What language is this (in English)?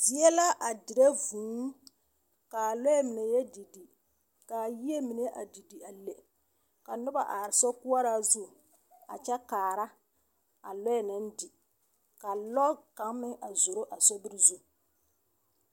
Southern Dagaare